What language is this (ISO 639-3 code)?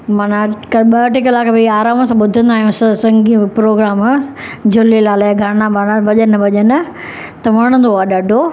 snd